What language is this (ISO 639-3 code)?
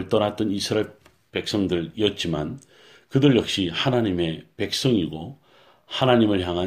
kor